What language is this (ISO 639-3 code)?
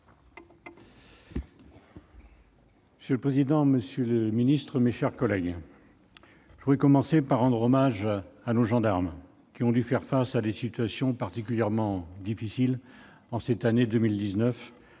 fra